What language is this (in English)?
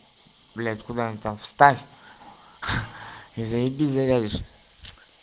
Russian